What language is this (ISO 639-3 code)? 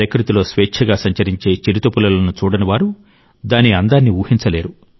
tel